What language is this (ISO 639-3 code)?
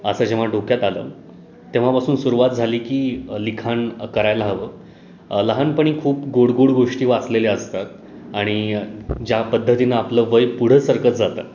mar